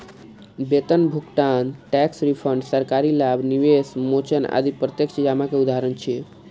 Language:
Maithili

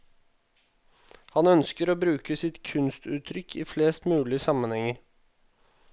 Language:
Norwegian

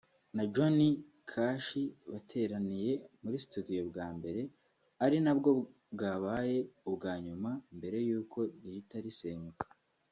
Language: Kinyarwanda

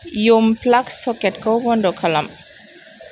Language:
Bodo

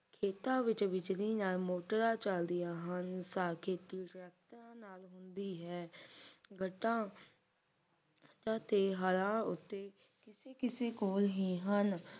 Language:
Punjabi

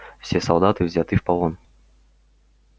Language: Russian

